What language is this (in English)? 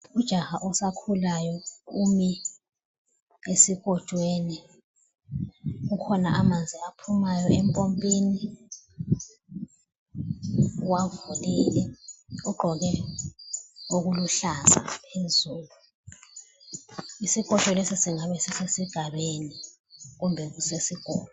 North Ndebele